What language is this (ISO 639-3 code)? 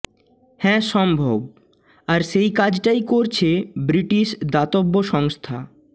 ben